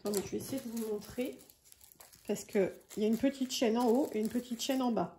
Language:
French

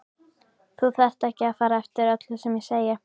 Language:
Icelandic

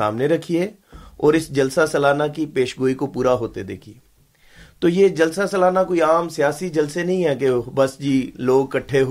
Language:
Urdu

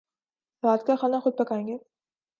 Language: Urdu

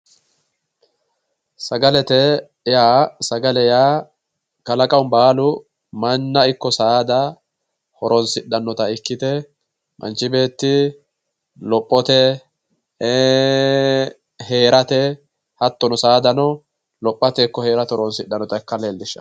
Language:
Sidamo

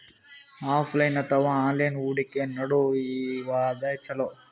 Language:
Kannada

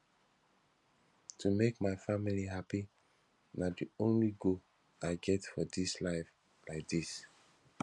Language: Nigerian Pidgin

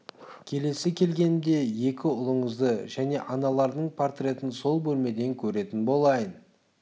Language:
Kazakh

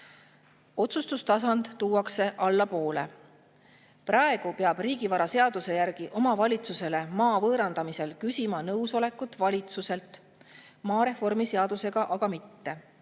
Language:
Estonian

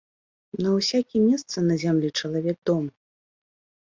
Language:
Belarusian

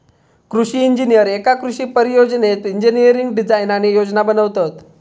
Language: Marathi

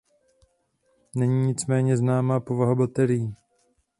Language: Czech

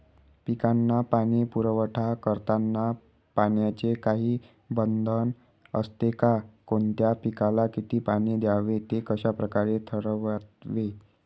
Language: Marathi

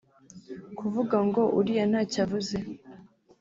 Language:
Kinyarwanda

